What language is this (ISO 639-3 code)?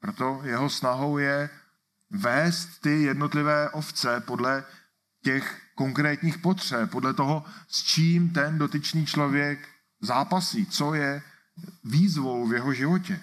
ces